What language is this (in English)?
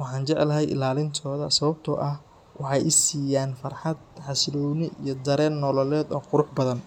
Somali